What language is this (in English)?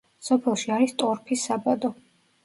Georgian